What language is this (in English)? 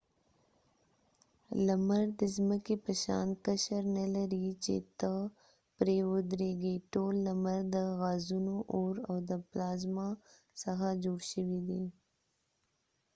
Pashto